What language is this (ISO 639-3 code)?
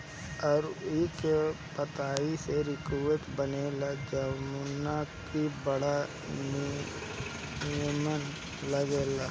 bho